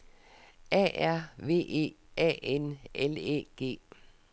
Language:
Danish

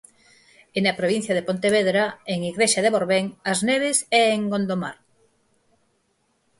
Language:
Galician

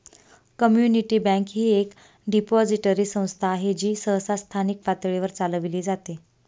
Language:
Marathi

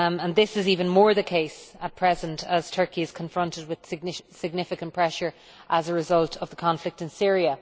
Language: English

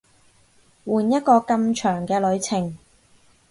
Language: Cantonese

